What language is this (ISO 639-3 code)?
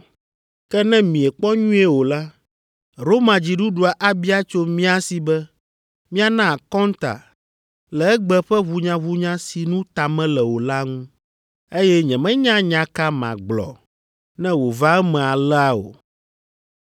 ewe